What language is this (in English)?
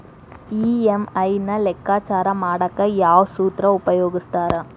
Kannada